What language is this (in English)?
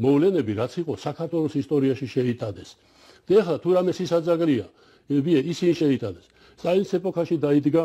Turkish